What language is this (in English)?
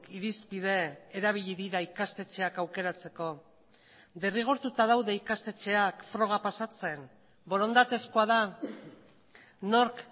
Basque